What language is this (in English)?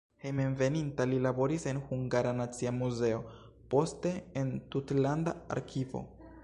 Esperanto